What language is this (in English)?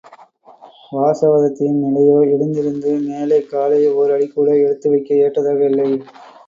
Tamil